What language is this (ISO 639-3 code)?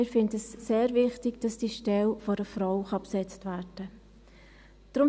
gsw